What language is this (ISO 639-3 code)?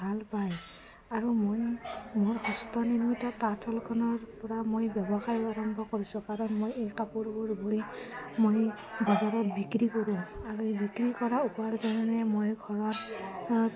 asm